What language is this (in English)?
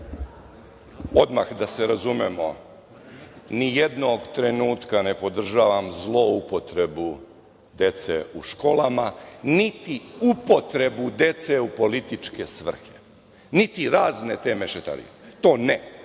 Serbian